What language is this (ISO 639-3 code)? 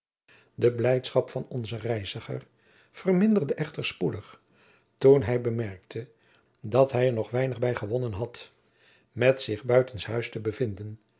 nld